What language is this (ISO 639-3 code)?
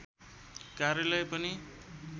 nep